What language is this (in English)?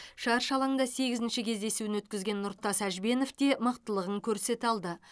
Kazakh